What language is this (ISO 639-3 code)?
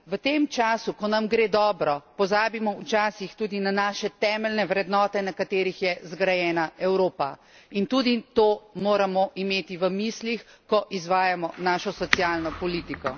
slv